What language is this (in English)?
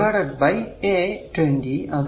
Malayalam